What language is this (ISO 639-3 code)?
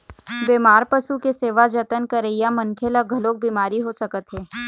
hne